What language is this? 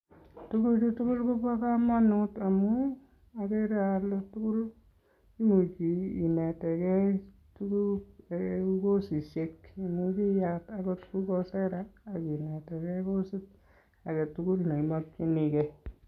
Kalenjin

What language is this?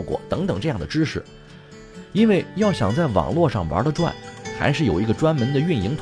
Chinese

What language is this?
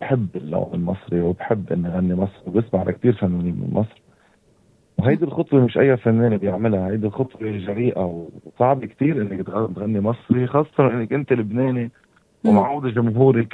Arabic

